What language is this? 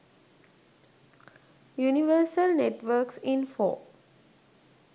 Sinhala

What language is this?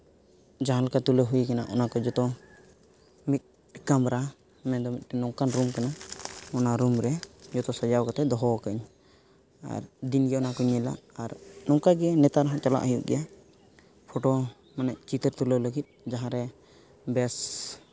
Santali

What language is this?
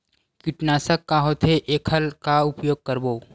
Chhattisgarhi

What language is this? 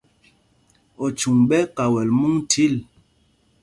Mpumpong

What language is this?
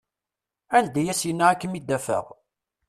Kabyle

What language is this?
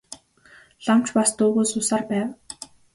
Mongolian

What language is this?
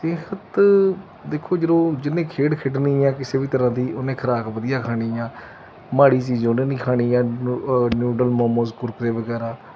Punjabi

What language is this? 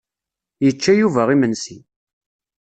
Kabyle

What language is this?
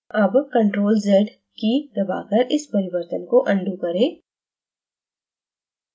Hindi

